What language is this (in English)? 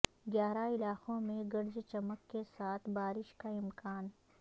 Urdu